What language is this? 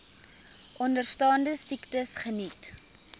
Afrikaans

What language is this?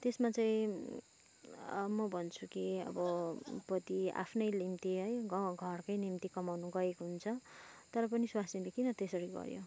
Nepali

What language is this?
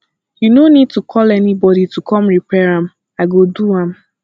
Nigerian Pidgin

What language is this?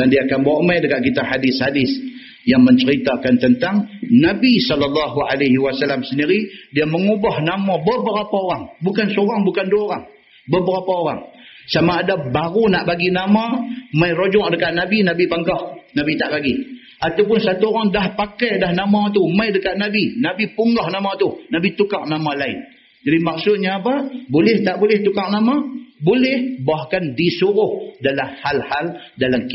Malay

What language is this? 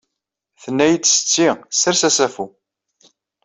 Kabyle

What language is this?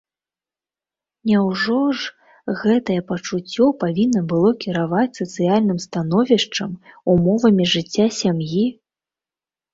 Belarusian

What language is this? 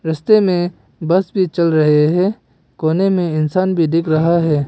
Hindi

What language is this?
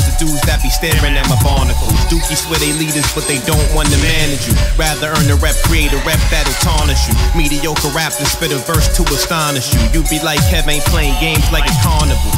English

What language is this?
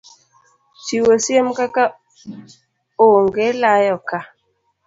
Luo (Kenya and Tanzania)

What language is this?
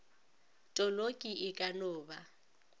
Northern Sotho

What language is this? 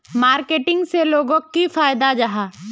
Magahi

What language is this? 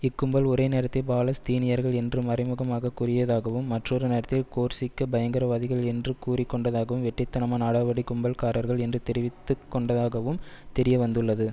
Tamil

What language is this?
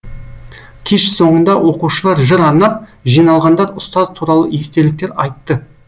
Kazakh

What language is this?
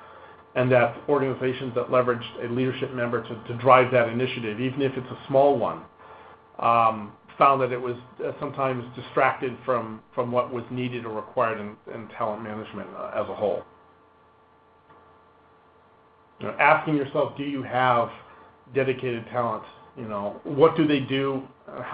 English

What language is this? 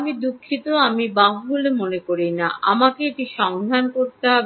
Bangla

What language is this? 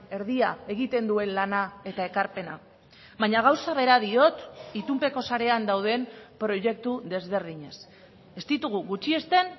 Basque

